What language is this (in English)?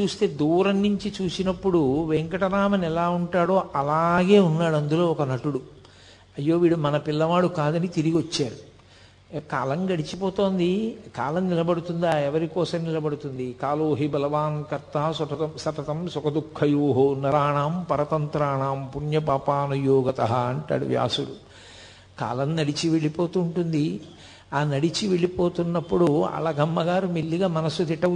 Telugu